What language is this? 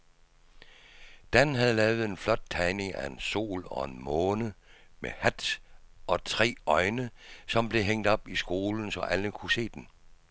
Danish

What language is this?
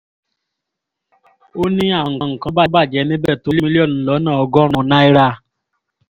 Yoruba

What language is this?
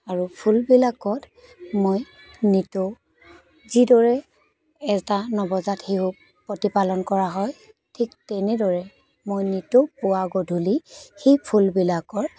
Assamese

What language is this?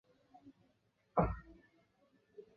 Chinese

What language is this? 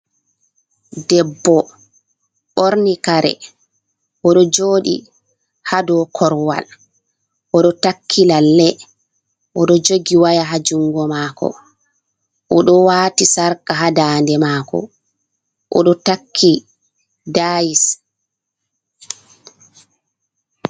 Fula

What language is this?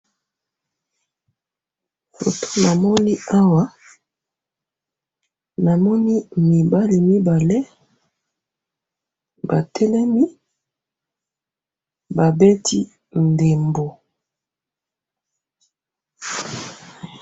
Lingala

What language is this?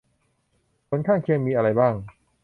Thai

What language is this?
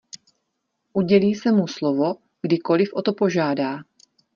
Czech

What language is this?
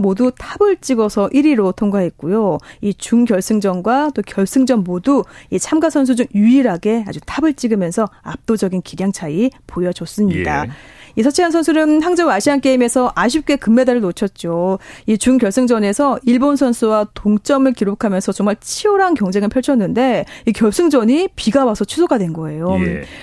Korean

